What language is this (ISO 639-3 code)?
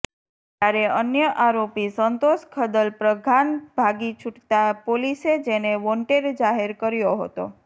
guj